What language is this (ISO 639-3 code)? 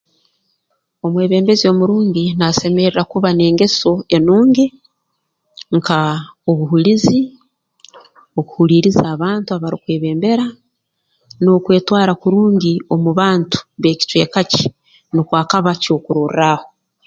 ttj